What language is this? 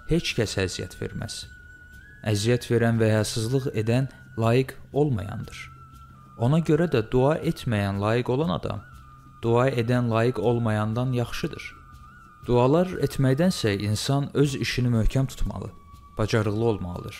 Turkish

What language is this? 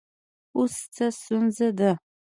Pashto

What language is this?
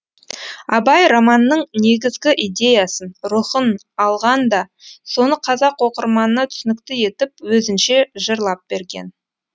Kazakh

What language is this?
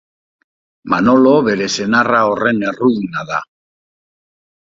Basque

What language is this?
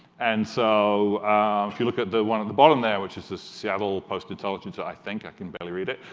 English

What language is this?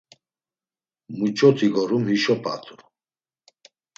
Laz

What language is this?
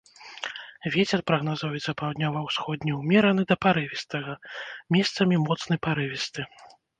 Belarusian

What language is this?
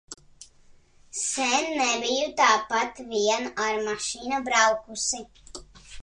Latvian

